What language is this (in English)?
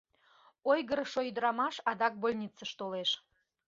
Mari